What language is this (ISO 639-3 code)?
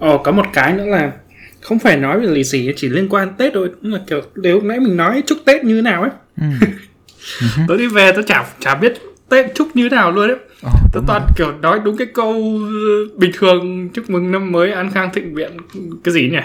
vie